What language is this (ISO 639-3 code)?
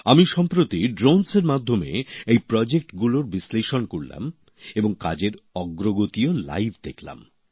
ben